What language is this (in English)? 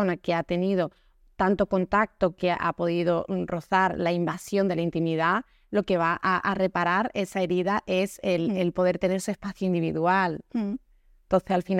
Spanish